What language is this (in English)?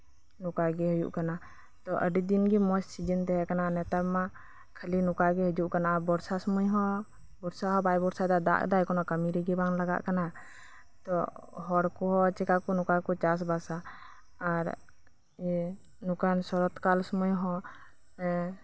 Santali